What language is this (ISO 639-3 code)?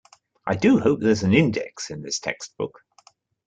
eng